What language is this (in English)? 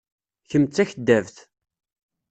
Kabyle